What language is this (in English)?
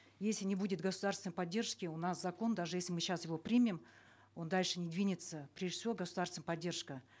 Kazakh